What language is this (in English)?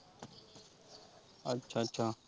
Punjabi